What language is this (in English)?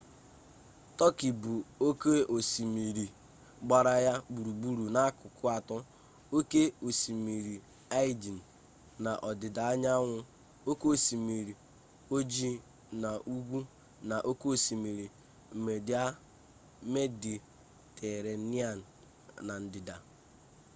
Igbo